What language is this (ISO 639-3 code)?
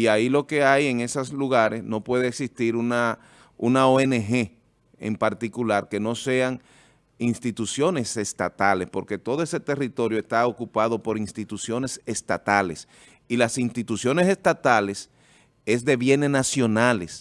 spa